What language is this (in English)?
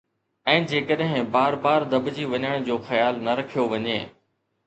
Sindhi